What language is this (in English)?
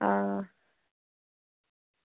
Dogri